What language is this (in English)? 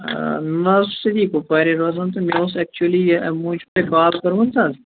Kashmiri